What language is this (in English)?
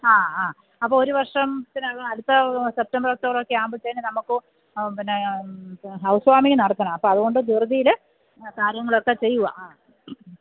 Malayalam